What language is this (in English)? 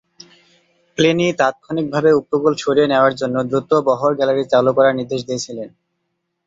Bangla